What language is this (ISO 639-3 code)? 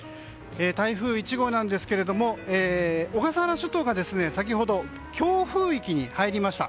jpn